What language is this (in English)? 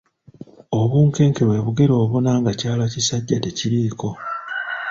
Ganda